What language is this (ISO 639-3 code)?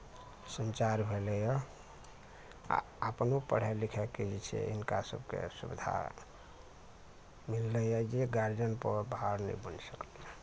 mai